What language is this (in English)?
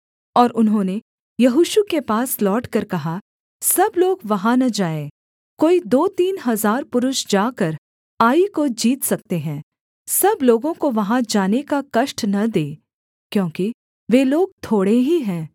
Hindi